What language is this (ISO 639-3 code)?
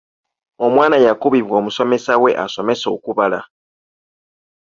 lug